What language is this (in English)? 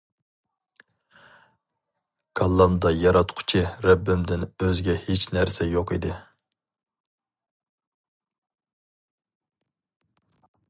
Uyghur